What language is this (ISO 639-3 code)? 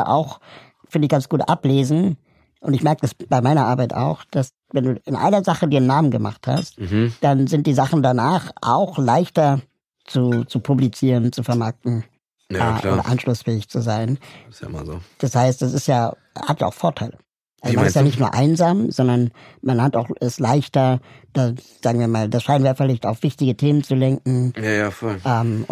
deu